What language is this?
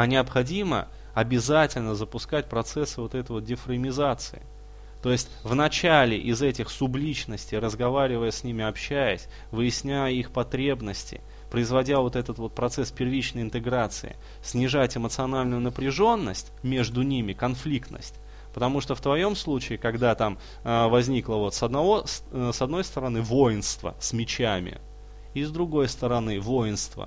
Russian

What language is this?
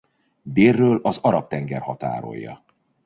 Hungarian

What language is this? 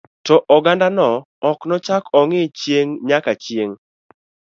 Luo (Kenya and Tanzania)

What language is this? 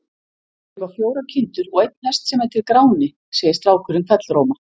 Icelandic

